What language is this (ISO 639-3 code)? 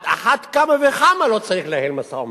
heb